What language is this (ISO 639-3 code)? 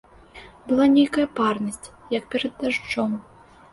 bel